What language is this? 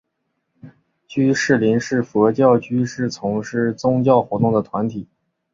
Chinese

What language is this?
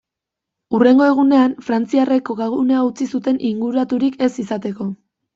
Basque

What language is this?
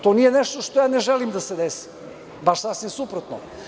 Serbian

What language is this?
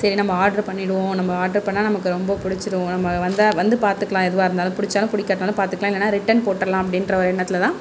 Tamil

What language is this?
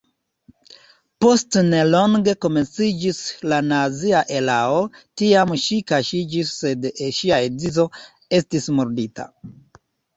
Esperanto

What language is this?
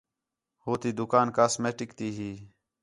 Khetrani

